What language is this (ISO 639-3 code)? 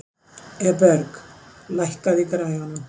isl